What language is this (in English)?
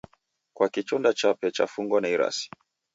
Taita